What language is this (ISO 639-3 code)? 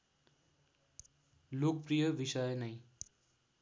nep